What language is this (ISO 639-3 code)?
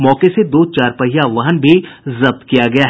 hin